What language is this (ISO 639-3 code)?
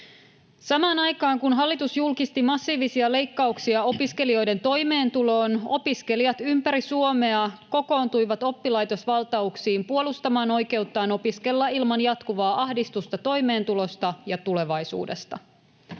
fin